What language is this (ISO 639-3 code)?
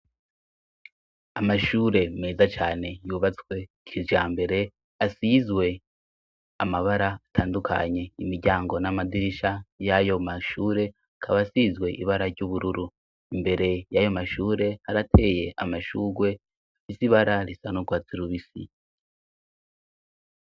run